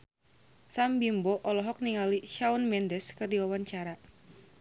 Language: Sundanese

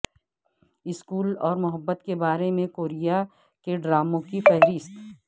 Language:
Urdu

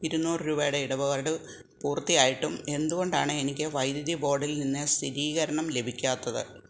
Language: Malayalam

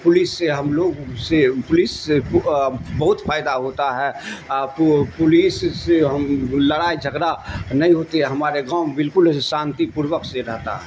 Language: Urdu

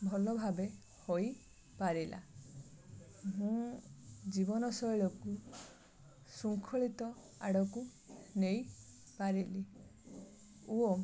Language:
Odia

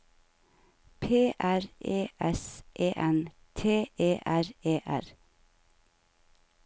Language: Norwegian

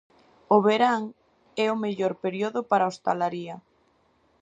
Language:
Galician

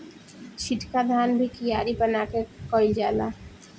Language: Bhojpuri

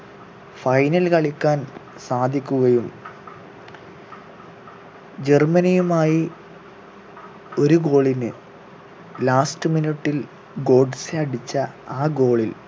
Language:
Malayalam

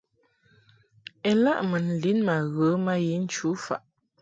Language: Mungaka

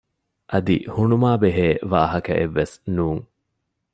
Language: Divehi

